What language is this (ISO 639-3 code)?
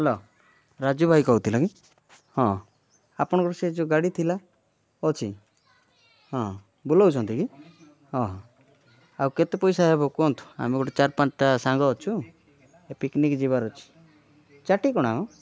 ori